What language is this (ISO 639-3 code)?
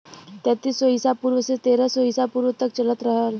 bho